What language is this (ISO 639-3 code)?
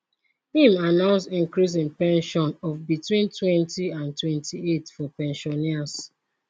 pcm